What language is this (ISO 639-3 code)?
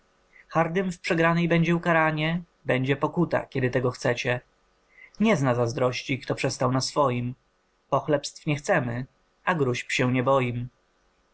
pol